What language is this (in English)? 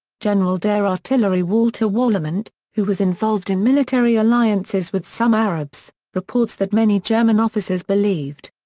English